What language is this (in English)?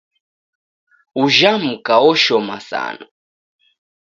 Taita